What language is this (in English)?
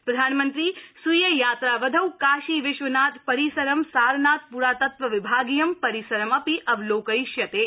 Sanskrit